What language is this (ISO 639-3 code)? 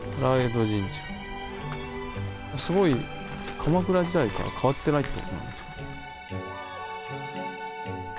jpn